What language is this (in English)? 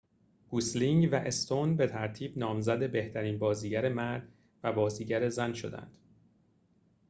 Persian